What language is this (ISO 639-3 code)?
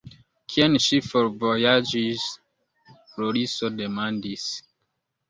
epo